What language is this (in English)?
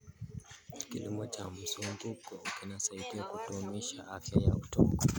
Kalenjin